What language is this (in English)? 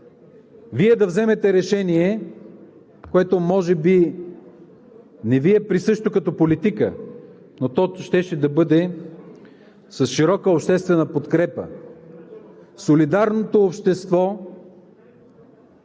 Bulgarian